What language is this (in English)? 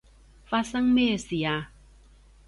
Cantonese